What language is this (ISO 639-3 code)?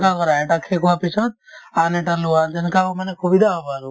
asm